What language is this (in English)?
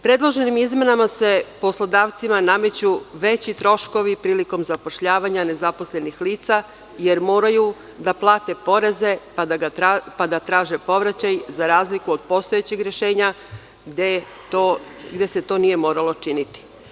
Serbian